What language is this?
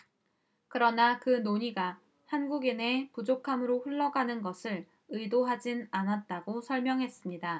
Korean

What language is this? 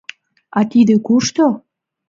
Mari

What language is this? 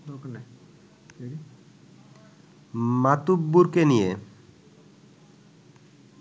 Bangla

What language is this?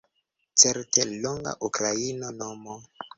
Esperanto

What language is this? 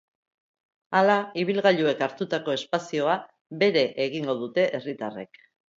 Basque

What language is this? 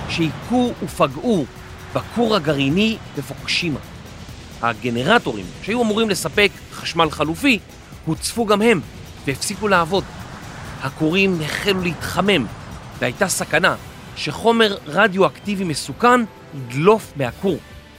Hebrew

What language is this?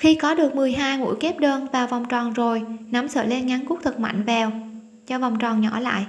Vietnamese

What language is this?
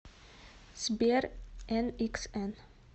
Russian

